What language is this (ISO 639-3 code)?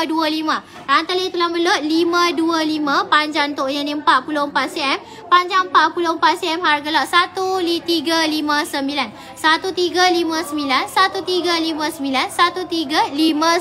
msa